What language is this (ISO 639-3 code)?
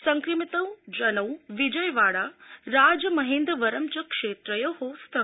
san